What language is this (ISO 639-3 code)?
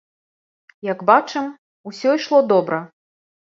bel